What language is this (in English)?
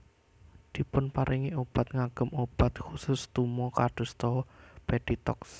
Javanese